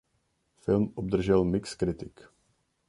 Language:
Czech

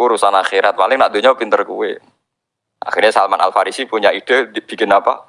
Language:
Indonesian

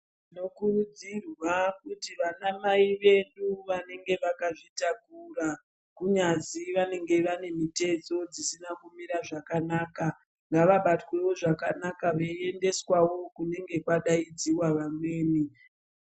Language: Ndau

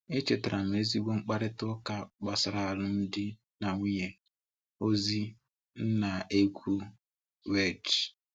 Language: Igbo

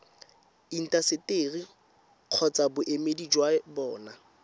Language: Tswana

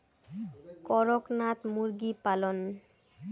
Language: Bangla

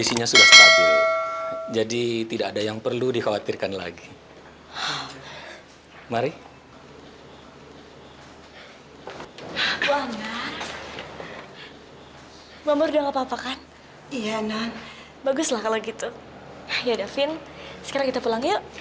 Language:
Indonesian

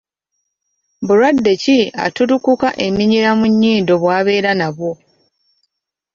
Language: Ganda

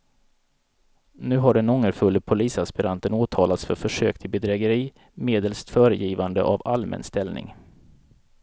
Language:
Swedish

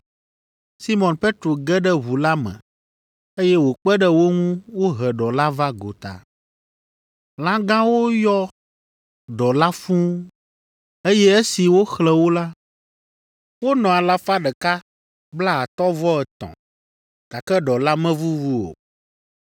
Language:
Ewe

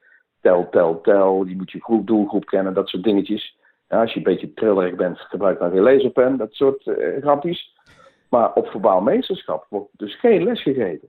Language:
Dutch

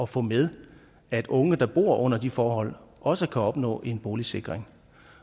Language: Danish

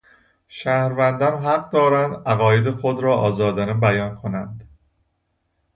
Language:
Persian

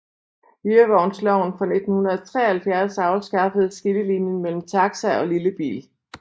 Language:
Danish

